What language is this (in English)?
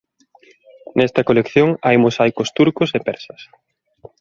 Galician